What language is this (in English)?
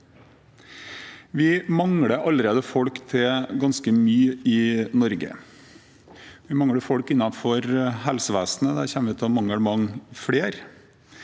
Norwegian